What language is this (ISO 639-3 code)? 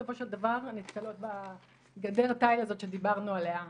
heb